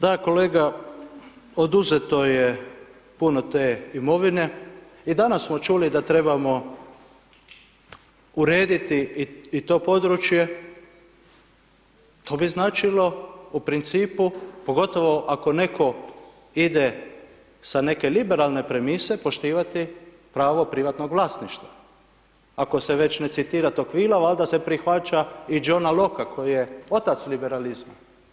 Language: Croatian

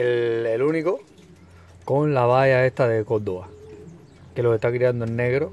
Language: Spanish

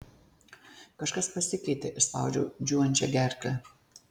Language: Lithuanian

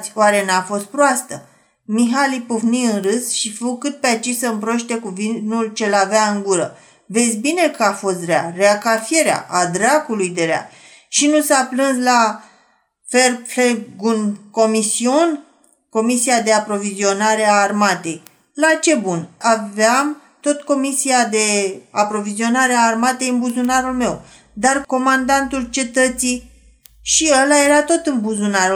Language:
Romanian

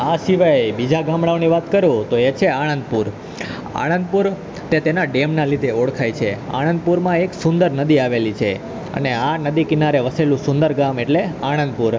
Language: Gujarati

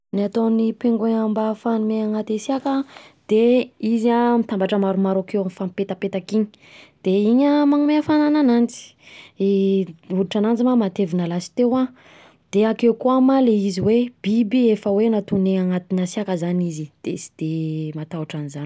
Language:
Southern Betsimisaraka Malagasy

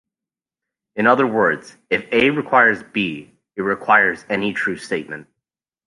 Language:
English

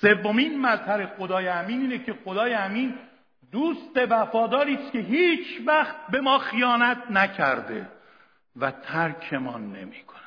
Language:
Persian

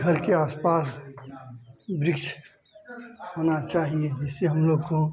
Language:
Hindi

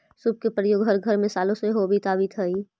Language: Magahi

